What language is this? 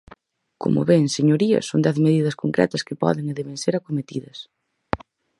Galician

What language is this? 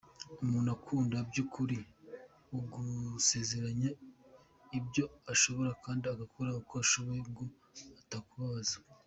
Kinyarwanda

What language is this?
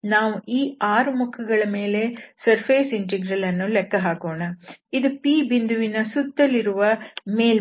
Kannada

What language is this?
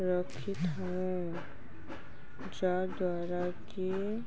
Odia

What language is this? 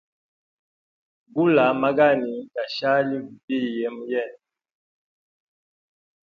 Hemba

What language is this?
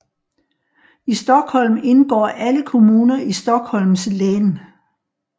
Danish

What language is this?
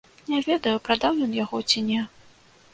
Belarusian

